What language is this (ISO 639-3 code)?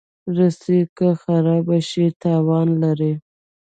pus